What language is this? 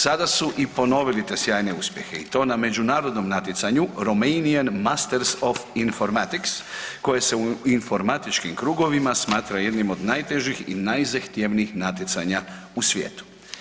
Croatian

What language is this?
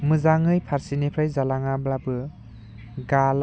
Bodo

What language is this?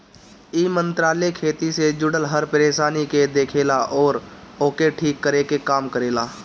Bhojpuri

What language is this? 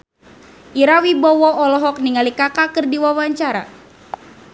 Sundanese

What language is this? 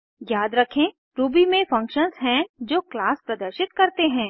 Hindi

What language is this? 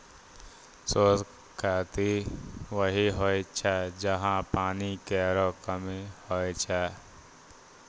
Maithili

